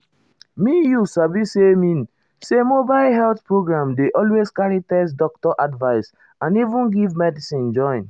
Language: Nigerian Pidgin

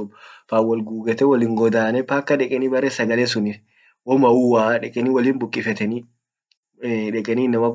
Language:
Orma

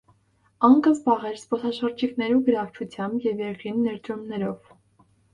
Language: Armenian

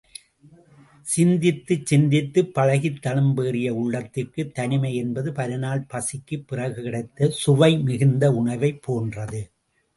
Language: Tamil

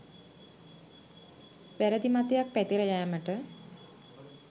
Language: Sinhala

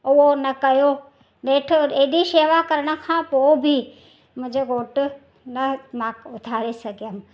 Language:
Sindhi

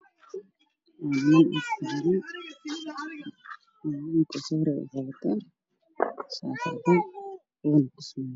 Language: Somali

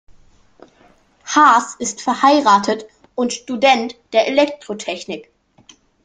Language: German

